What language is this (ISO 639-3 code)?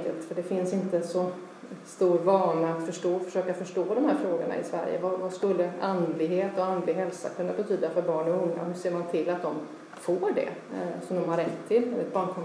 swe